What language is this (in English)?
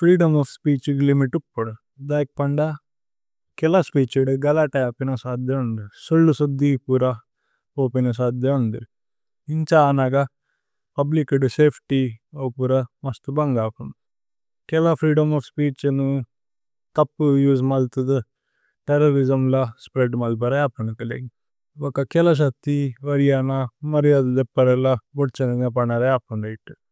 Tulu